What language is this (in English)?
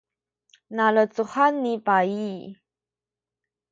Sakizaya